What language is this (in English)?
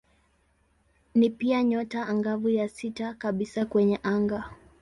Swahili